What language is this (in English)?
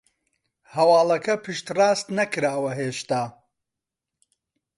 Central Kurdish